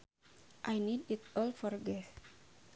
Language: Sundanese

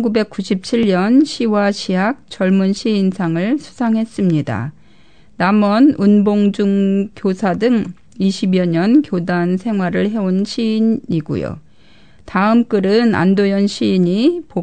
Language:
Korean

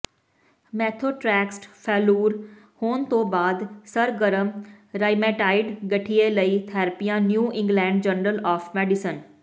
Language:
Punjabi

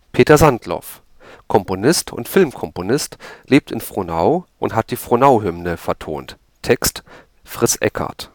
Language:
German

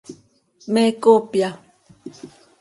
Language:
Seri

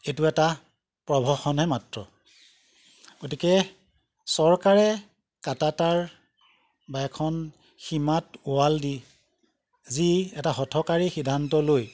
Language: Assamese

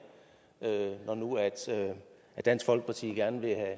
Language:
Danish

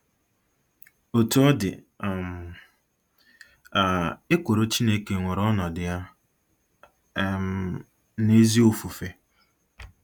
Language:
Igbo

